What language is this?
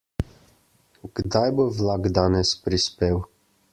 Slovenian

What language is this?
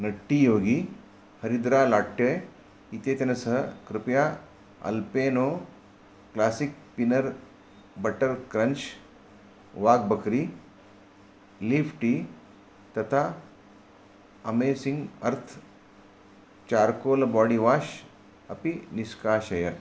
Sanskrit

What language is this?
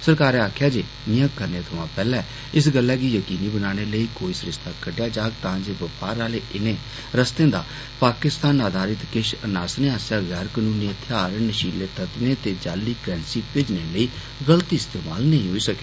Dogri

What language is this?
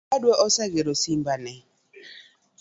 Luo (Kenya and Tanzania)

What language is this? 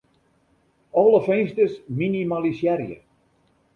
Western Frisian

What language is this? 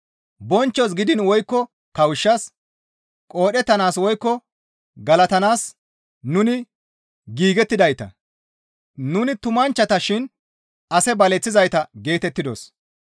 Gamo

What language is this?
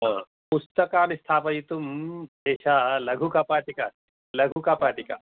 Sanskrit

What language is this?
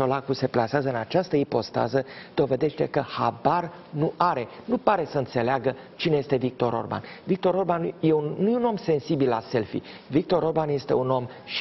Romanian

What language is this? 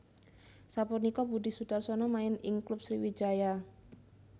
Javanese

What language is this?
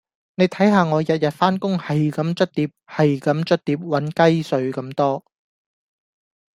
Cantonese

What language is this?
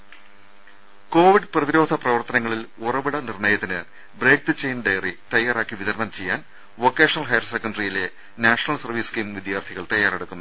Malayalam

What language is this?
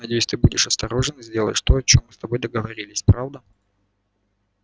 Russian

